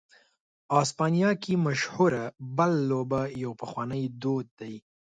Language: Pashto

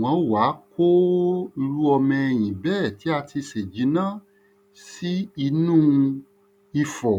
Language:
Yoruba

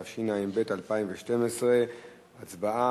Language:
Hebrew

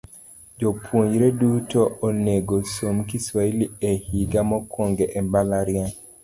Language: Luo (Kenya and Tanzania)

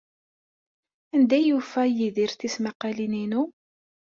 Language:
Kabyle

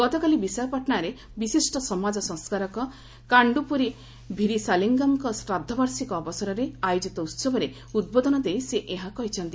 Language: Odia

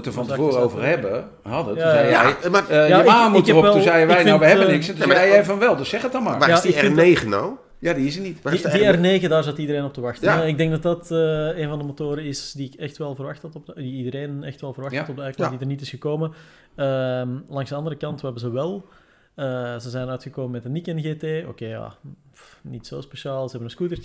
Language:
Dutch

